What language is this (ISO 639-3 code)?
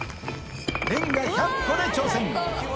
jpn